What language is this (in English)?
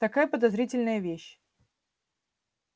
Russian